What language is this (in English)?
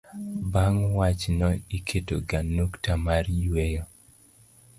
Luo (Kenya and Tanzania)